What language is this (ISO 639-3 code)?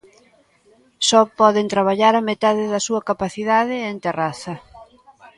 glg